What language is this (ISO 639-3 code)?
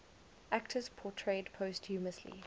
eng